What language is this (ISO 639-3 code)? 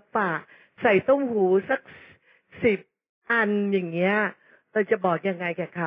tha